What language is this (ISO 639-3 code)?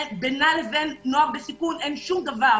heb